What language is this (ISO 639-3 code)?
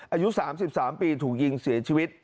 tha